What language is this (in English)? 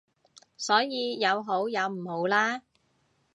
Cantonese